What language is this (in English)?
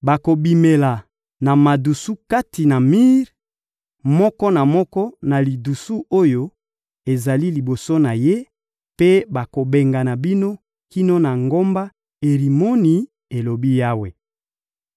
Lingala